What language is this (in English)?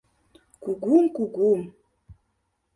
Mari